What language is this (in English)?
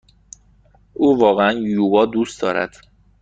Persian